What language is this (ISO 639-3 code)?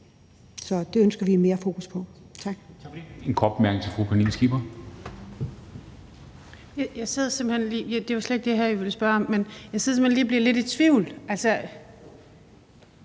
dan